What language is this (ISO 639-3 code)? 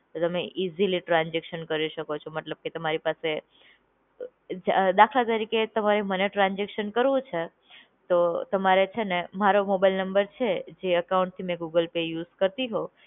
guj